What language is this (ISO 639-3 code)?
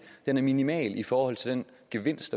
dan